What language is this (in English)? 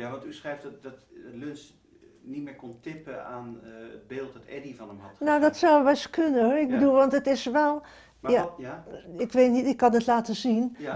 Dutch